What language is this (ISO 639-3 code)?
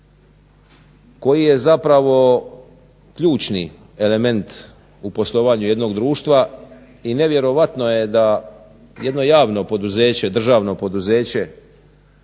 hrv